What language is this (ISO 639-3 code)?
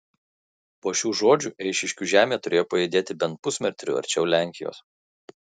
lit